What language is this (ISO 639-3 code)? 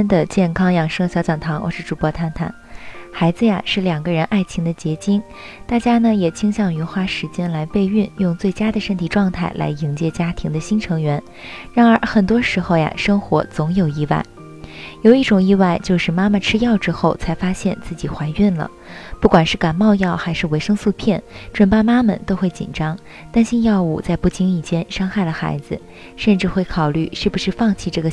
zho